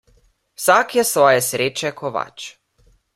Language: Slovenian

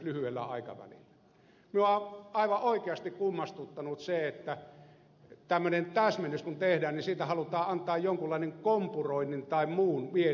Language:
Finnish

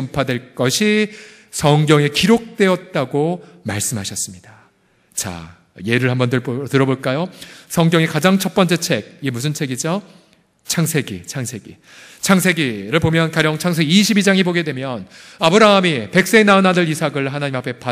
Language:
Korean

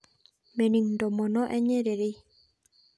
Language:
Masai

